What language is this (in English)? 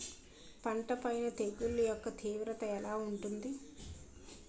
Telugu